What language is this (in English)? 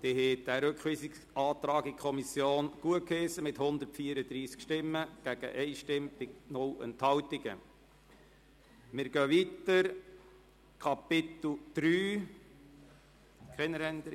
Swiss German